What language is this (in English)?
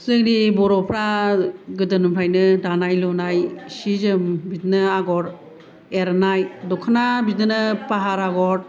Bodo